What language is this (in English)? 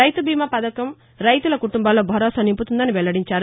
Telugu